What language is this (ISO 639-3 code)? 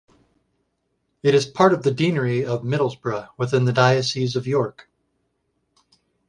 eng